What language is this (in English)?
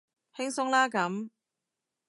Cantonese